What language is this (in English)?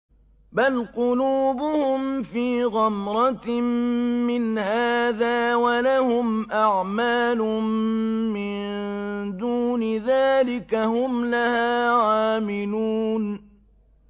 Arabic